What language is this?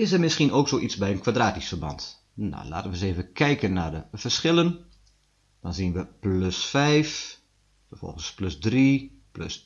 Dutch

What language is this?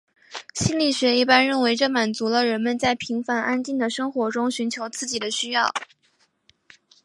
Chinese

